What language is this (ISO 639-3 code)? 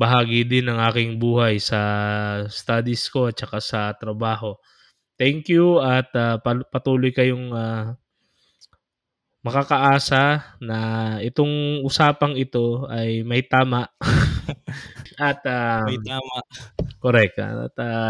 fil